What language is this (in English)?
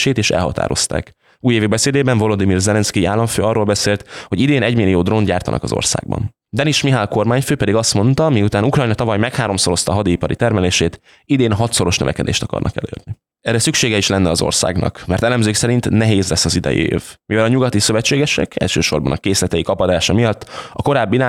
Hungarian